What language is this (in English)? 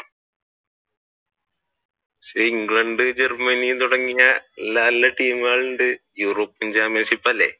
Malayalam